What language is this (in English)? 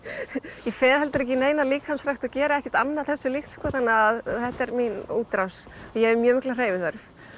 Icelandic